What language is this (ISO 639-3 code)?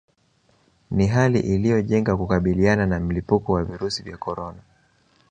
swa